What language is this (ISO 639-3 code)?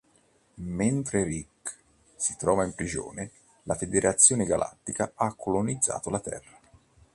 ita